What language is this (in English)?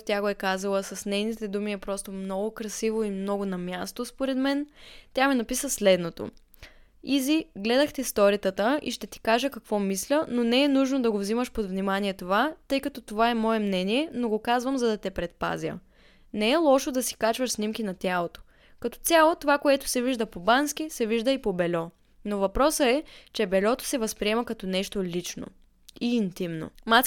Bulgarian